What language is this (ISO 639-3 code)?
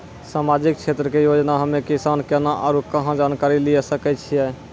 mai